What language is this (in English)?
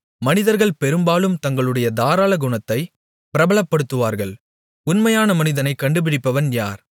Tamil